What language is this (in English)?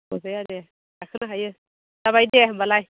Bodo